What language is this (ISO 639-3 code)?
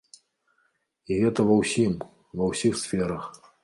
bel